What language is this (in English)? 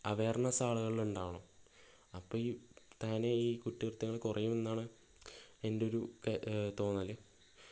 Malayalam